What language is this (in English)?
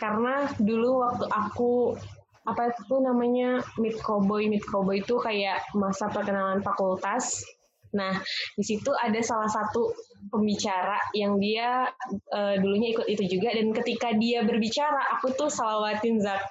Indonesian